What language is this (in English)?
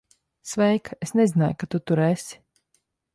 Latvian